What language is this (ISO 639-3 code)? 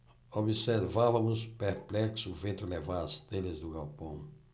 por